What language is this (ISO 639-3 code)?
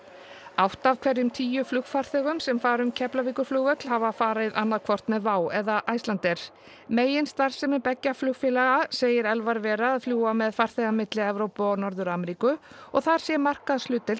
isl